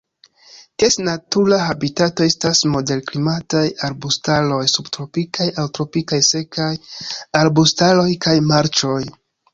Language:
Esperanto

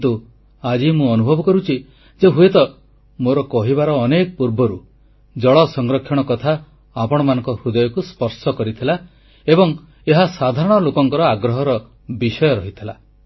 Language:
Odia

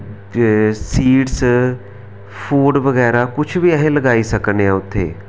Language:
Dogri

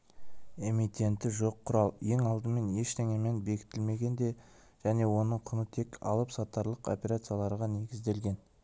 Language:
Kazakh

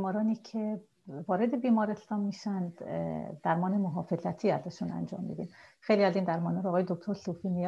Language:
Persian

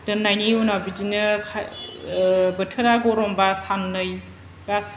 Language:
Bodo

